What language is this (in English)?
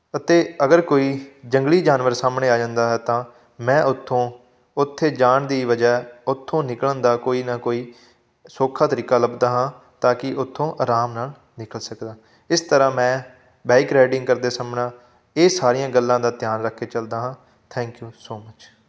Punjabi